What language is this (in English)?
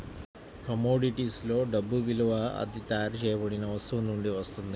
Telugu